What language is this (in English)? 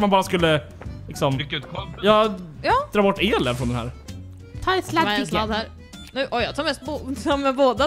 Swedish